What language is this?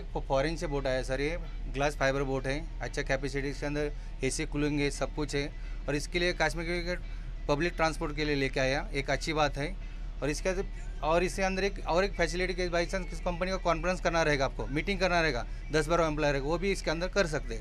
Hindi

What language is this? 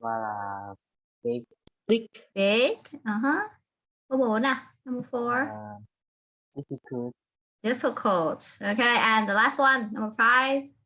Vietnamese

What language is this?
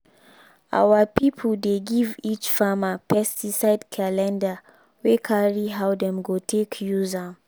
Nigerian Pidgin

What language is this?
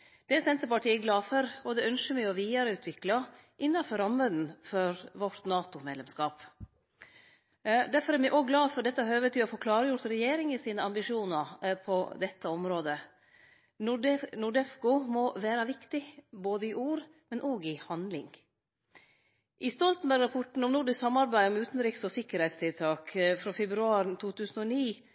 Norwegian Nynorsk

